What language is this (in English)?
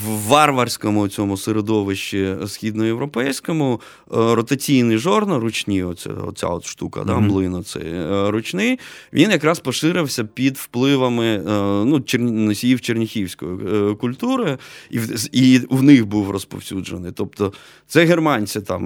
Ukrainian